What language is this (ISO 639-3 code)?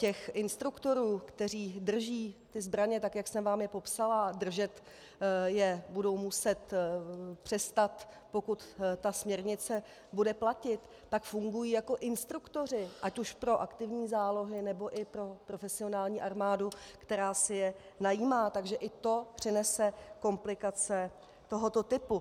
ces